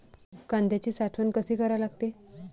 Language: Marathi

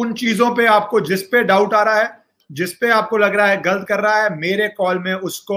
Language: Hindi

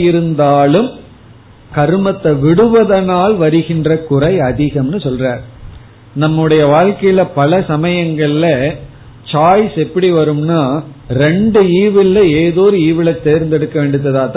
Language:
Tamil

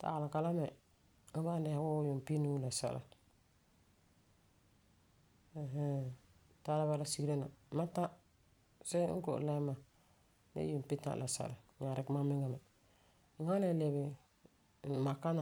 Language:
Frafra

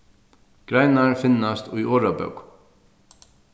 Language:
Faroese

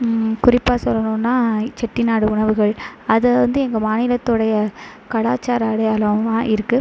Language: Tamil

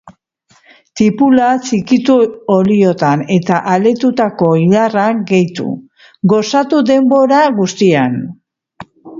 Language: Basque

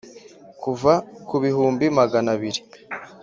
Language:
Kinyarwanda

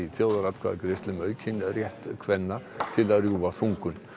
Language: Icelandic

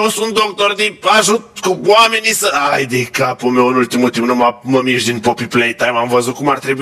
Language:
Romanian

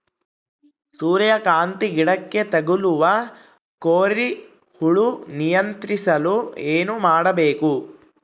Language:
Kannada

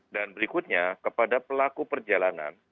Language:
Indonesian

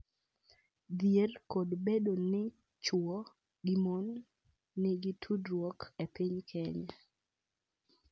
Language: Luo (Kenya and Tanzania)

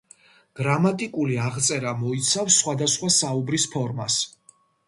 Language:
Georgian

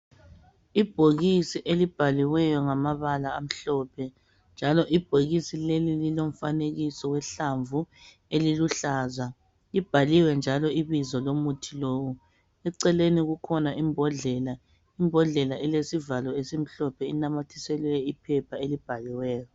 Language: North Ndebele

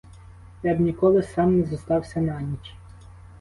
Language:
Ukrainian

